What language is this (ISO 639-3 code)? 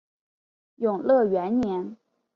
zho